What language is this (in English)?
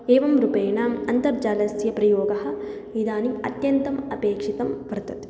Sanskrit